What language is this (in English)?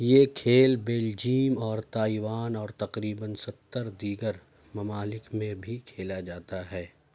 Urdu